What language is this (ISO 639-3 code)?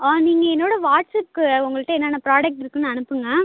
tam